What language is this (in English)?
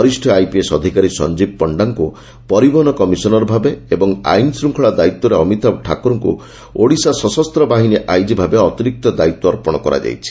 Odia